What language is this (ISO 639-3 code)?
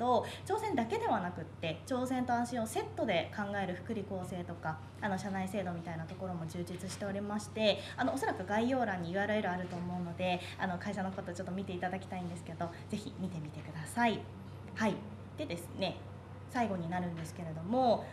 jpn